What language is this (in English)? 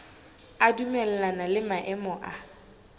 Southern Sotho